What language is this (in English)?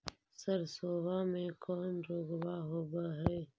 Magahi